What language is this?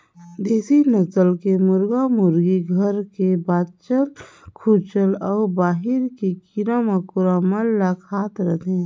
Chhattisgarhi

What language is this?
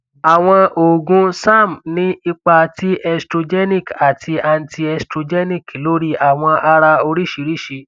Yoruba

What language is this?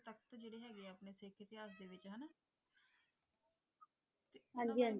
Punjabi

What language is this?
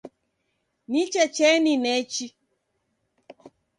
Taita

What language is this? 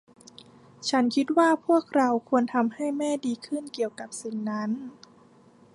Thai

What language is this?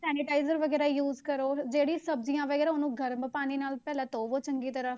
Punjabi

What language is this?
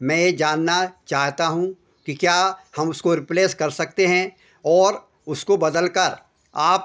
Hindi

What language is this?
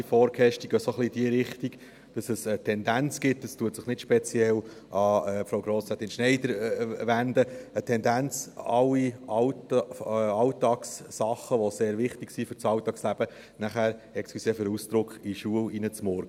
Swiss German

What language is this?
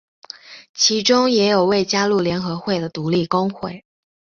Chinese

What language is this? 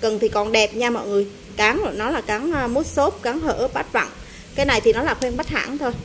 Vietnamese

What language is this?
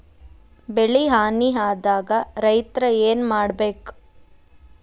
Kannada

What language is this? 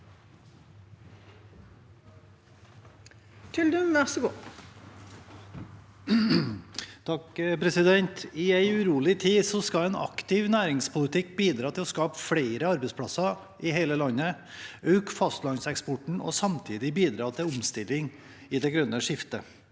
Norwegian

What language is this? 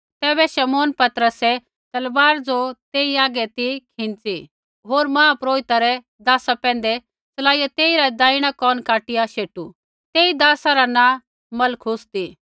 Kullu Pahari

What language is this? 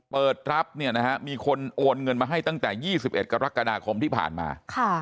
Thai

